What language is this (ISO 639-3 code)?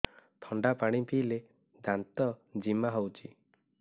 ori